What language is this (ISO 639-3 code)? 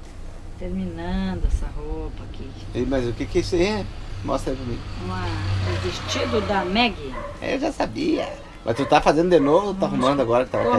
por